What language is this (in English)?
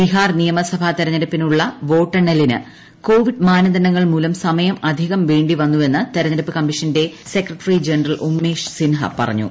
Malayalam